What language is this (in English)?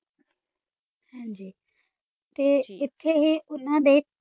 Punjabi